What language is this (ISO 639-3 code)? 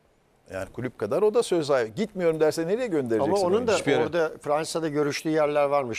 tur